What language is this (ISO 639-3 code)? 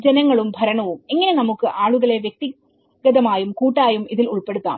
mal